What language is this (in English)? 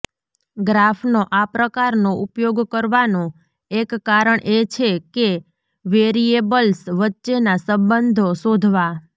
Gujarati